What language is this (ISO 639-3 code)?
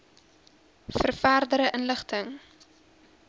afr